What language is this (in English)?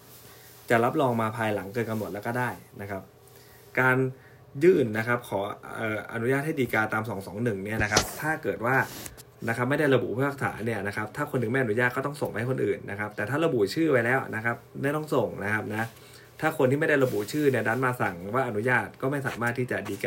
Thai